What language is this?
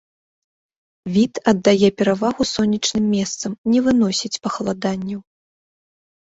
Belarusian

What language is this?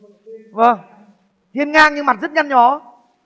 Vietnamese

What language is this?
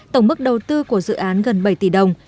Vietnamese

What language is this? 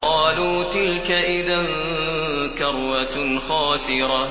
Arabic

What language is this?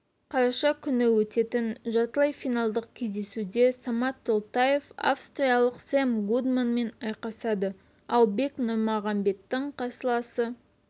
Kazakh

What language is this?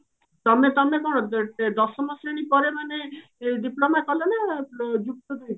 Odia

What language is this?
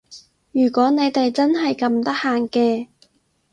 Cantonese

